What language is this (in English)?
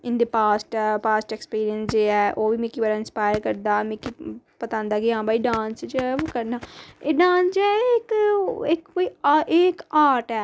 Dogri